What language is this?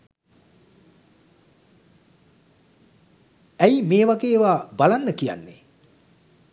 Sinhala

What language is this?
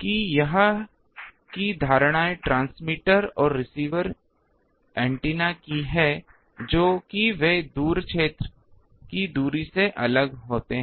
Hindi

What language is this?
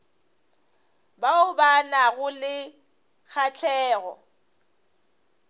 Northern Sotho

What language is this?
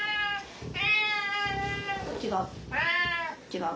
Japanese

